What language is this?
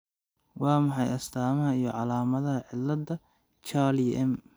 Somali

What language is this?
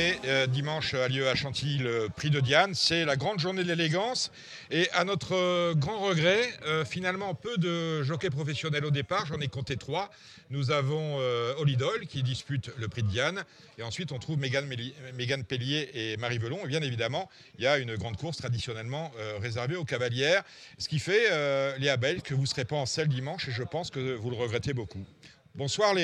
French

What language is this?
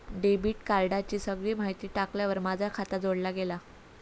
Marathi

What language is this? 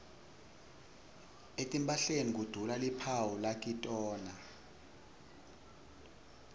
Swati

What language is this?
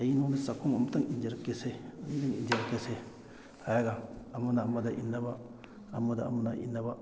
Manipuri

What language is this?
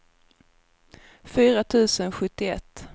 Swedish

